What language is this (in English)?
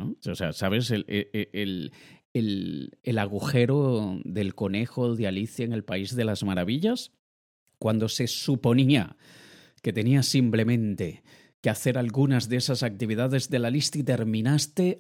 Spanish